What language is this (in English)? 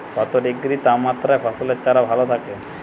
Bangla